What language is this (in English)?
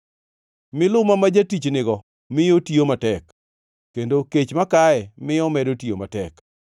Luo (Kenya and Tanzania)